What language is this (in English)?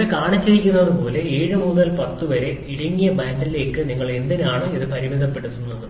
Malayalam